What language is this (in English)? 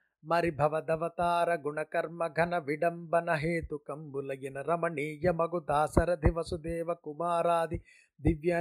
Telugu